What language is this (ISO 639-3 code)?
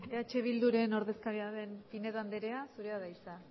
eus